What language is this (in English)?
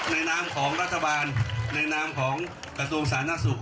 Thai